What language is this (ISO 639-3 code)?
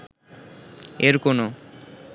ben